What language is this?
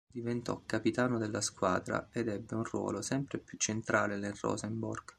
Italian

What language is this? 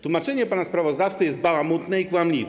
Polish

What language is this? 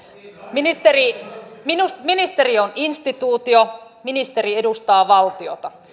Finnish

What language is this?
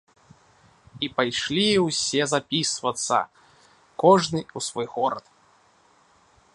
Belarusian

